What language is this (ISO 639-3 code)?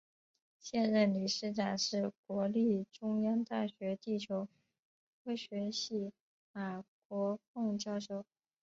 zho